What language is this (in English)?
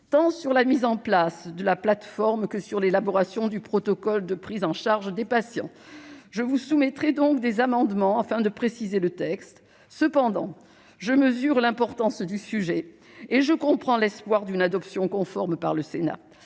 French